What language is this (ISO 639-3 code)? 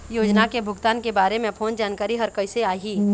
hne